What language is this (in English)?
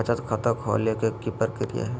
Magahi